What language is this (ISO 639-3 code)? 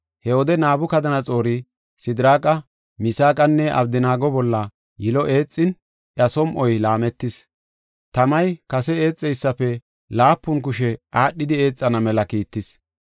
gof